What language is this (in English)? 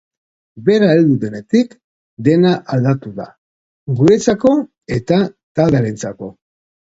Basque